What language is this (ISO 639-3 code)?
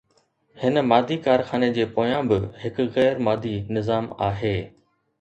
snd